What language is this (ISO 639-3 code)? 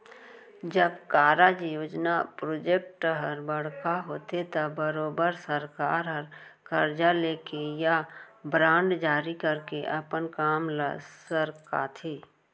hne